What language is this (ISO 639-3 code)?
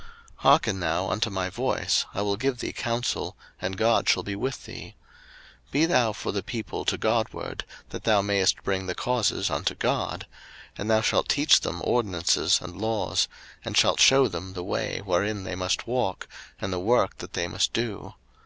eng